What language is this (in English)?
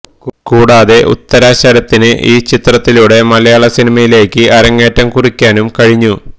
Malayalam